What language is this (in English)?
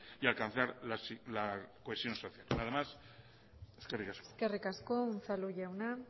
Basque